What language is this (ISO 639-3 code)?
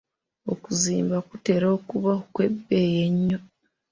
lug